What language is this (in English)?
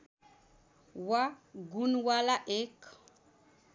Nepali